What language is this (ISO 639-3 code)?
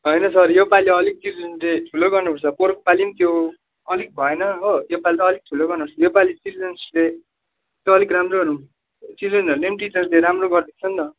nep